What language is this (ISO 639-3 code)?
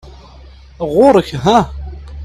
kab